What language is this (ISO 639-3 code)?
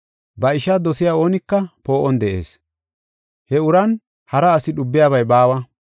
gof